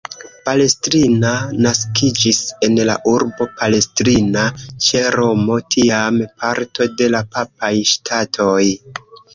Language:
Esperanto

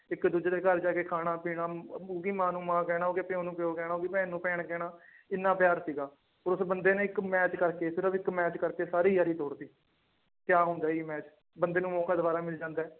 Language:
Punjabi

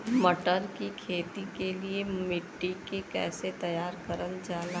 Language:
Bhojpuri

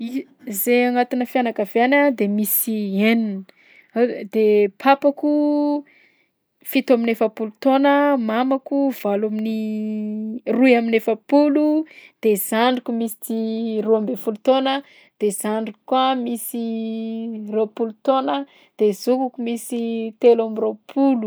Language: Southern Betsimisaraka Malagasy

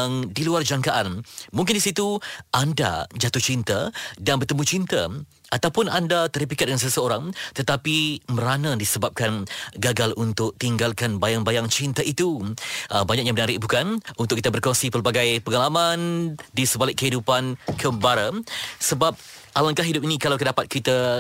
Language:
Malay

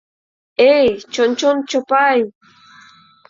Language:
Mari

